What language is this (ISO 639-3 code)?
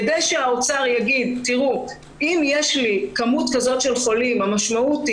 heb